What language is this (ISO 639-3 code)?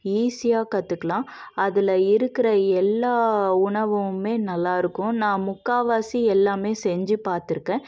tam